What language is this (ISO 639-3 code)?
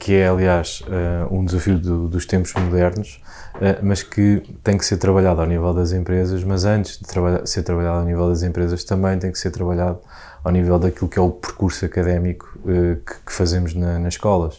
por